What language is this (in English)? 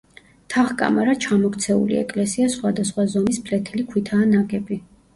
Georgian